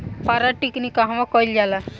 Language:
Bhojpuri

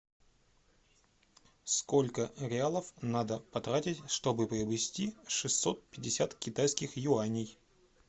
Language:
Russian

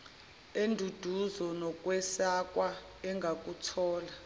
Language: Zulu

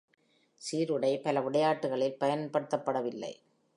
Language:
Tamil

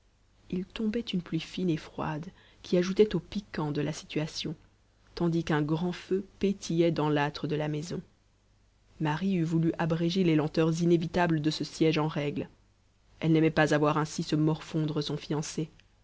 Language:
French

